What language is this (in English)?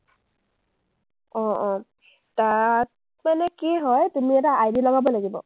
Assamese